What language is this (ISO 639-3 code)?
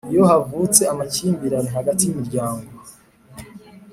kin